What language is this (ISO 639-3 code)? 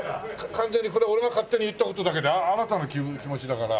jpn